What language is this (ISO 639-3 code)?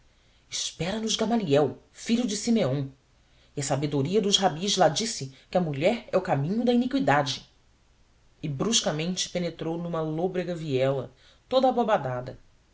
por